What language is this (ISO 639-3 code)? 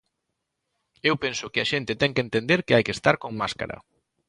glg